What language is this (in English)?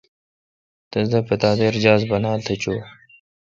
Kalkoti